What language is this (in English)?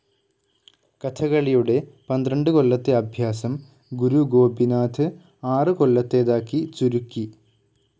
Malayalam